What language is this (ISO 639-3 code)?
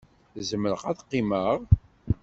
kab